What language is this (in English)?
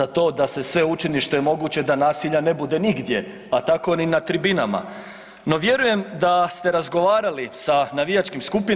Croatian